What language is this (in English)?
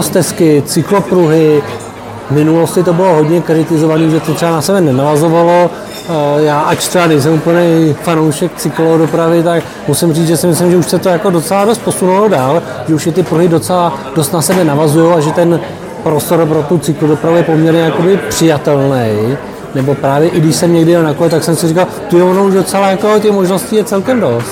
Czech